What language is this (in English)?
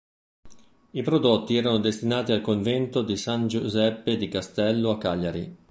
Italian